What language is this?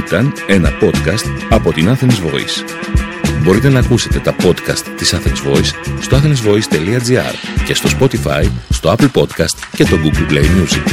Greek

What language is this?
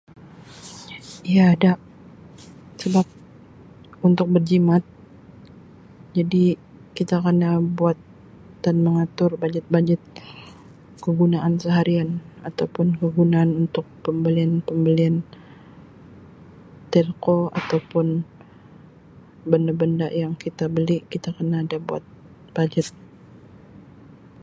Sabah Malay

